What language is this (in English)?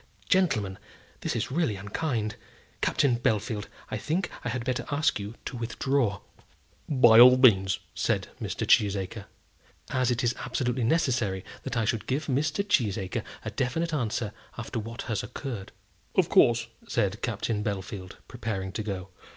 English